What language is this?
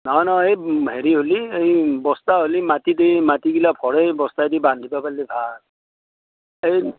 Assamese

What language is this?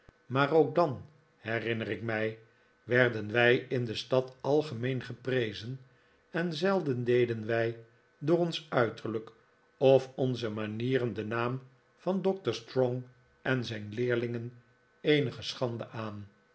Dutch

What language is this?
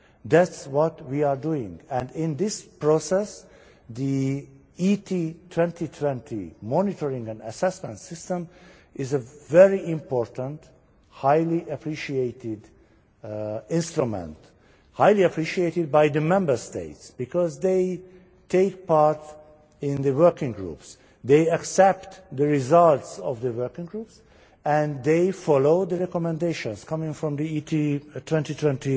English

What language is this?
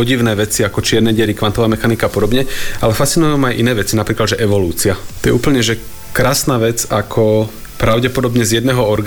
Slovak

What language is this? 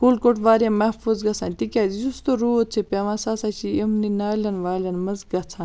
Kashmiri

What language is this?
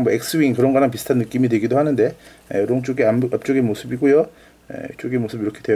Korean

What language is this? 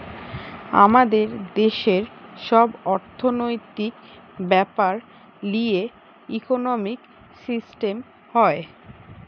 Bangla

